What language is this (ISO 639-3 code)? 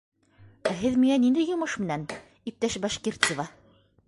bak